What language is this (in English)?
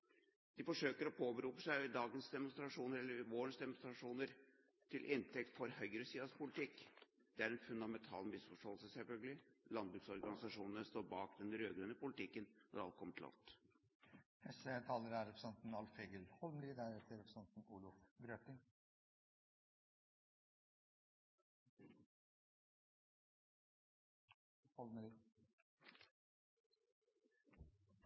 Norwegian